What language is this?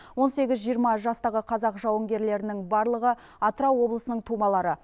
Kazakh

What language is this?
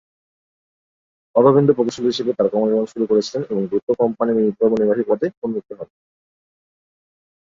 Bangla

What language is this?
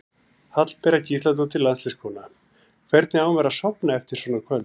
Icelandic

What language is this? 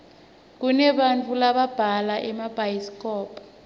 Swati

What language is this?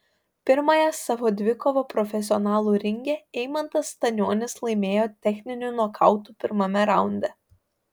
Lithuanian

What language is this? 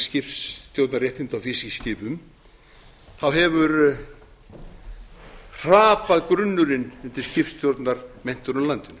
Icelandic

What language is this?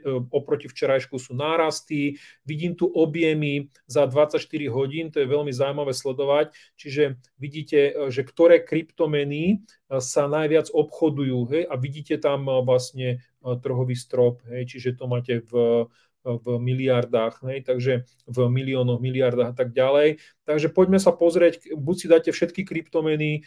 Slovak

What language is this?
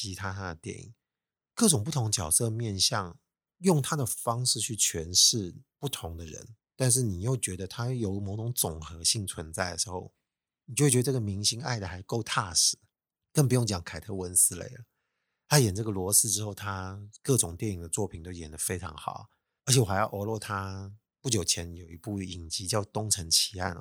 Chinese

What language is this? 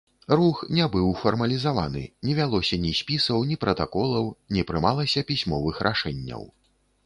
Belarusian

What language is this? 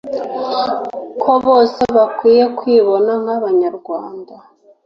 Kinyarwanda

